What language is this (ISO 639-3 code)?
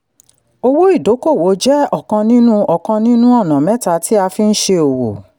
yor